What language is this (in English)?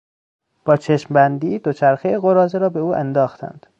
Persian